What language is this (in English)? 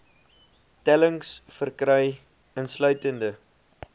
Afrikaans